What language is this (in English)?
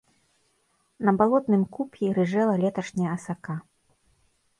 Belarusian